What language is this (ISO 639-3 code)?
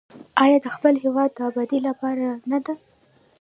pus